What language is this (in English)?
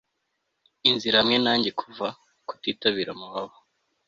Kinyarwanda